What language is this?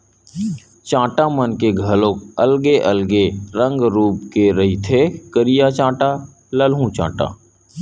Chhattisgarhi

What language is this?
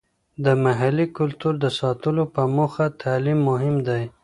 Pashto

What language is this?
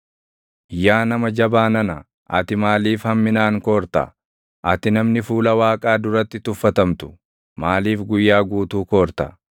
Oromo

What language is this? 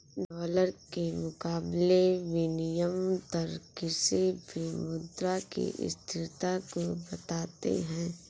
Hindi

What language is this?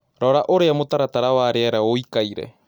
Kikuyu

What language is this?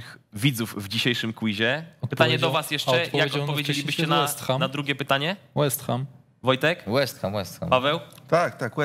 Polish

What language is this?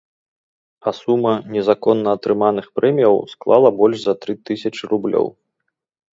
Belarusian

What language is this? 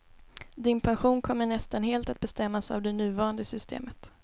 Swedish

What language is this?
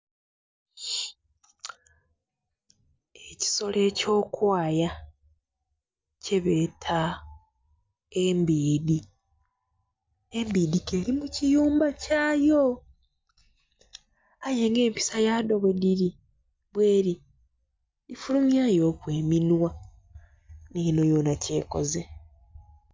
Soga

